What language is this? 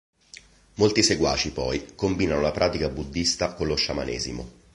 Italian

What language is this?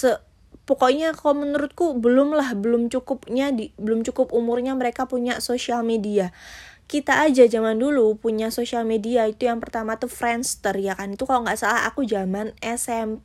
Indonesian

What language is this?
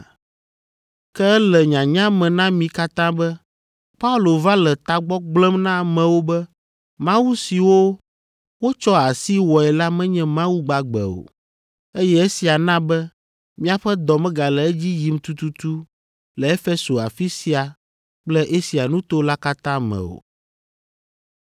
Ewe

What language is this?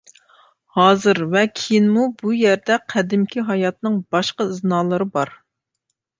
Uyghur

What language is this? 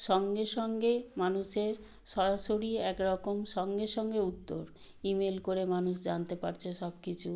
Bangla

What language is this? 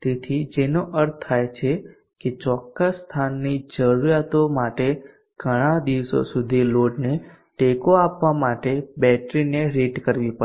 Gujarati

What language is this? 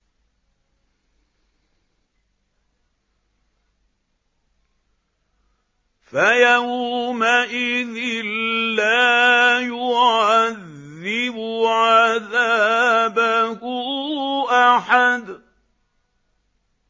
Arabic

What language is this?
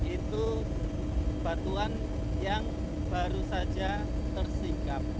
Indonesian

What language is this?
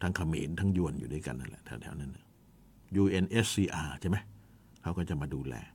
Thai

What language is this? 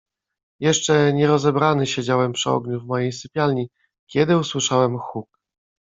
Polish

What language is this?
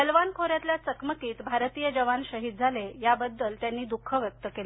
Marathi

